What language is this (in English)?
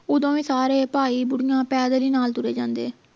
Punjabi